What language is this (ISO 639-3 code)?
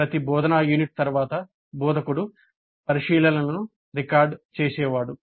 tel